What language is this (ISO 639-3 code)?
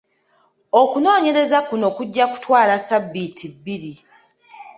lug